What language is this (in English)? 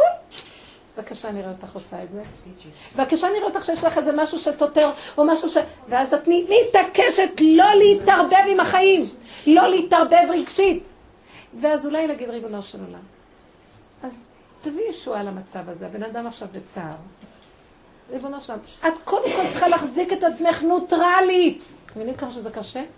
Hebrew